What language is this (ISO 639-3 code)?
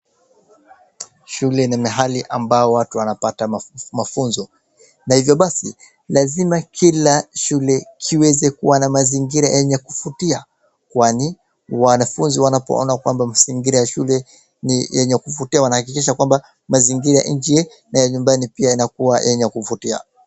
swa